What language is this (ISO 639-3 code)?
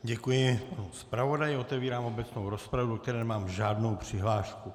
ces